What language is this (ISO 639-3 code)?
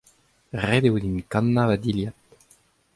bre